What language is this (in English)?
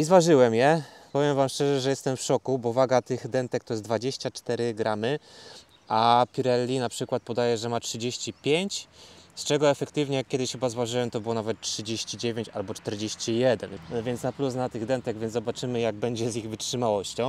Polish